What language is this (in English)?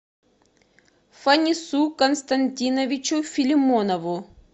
Russian